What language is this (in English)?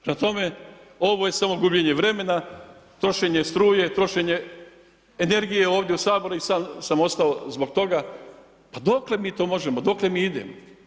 Croatian